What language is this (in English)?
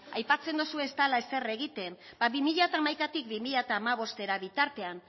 Basque